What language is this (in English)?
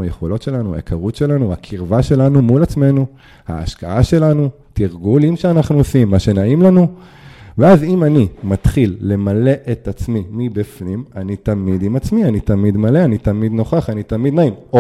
Hebrew